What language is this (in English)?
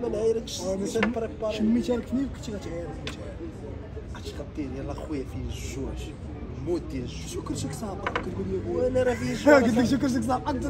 Arabic